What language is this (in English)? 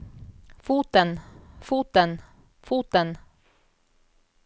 Norwegian